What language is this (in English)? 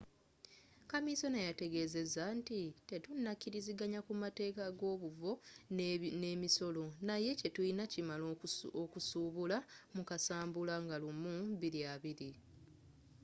Ganda